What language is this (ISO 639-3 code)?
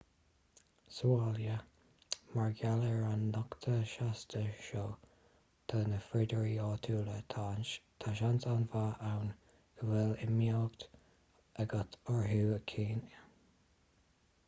gle